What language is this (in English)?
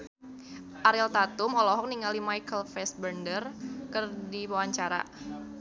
Sundanese